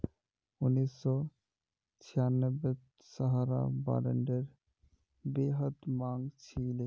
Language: Magahi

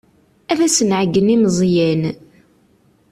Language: Kabyle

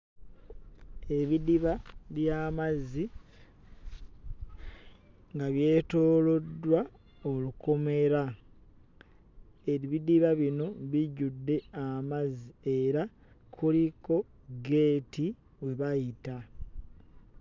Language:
Ganda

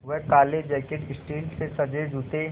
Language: Hindi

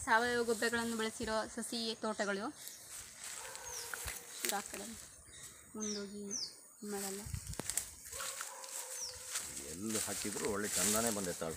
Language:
Thai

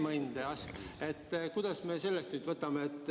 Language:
Estonian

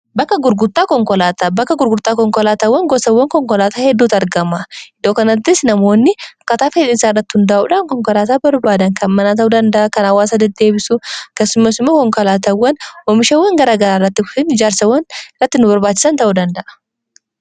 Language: Oromo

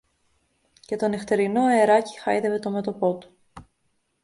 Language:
Greek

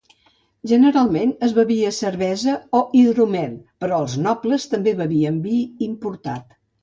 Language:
Catalan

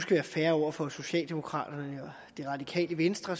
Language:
Danish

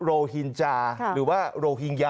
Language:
Thai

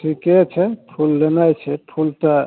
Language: Maithili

